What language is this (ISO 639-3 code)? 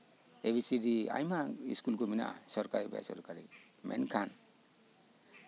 sat